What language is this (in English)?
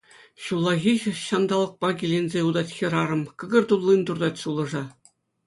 Chuvash